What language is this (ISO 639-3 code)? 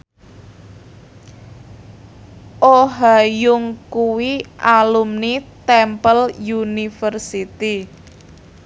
jav